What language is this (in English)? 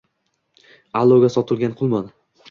Uzbek